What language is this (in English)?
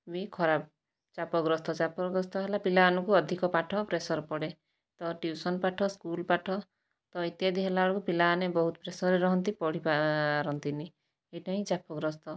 Odia